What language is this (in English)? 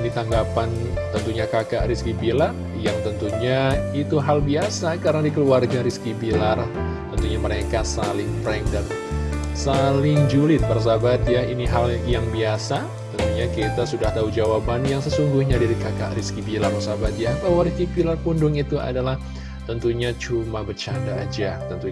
Indonesian